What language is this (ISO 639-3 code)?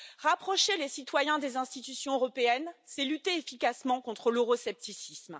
fra